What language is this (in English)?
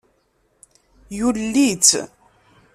Kabyle